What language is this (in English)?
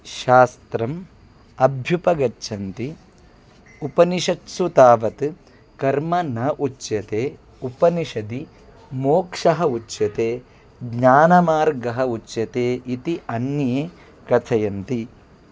Sanskrit